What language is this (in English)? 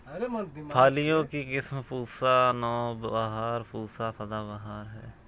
Hindi